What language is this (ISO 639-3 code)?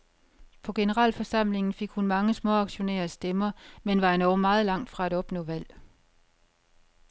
dan